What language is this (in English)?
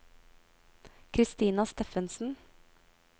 Norwegian